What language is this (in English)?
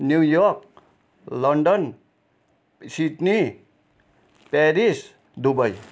Nepali